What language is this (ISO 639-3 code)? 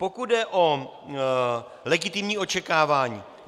ces